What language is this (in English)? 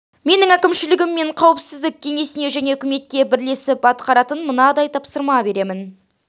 Kazakh